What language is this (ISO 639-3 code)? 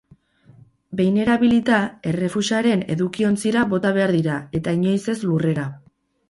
eus